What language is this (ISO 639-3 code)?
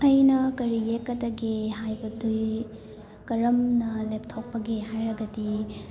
mni